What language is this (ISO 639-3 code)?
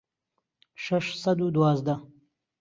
ckb